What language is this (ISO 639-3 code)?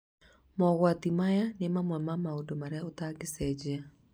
kik